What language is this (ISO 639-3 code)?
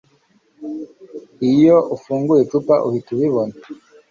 kin